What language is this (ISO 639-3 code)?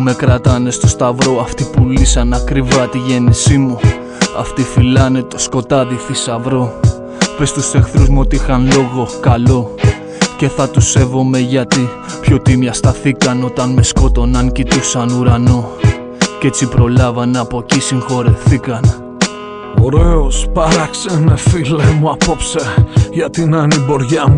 ell